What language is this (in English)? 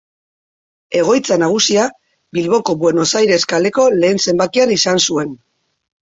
Basque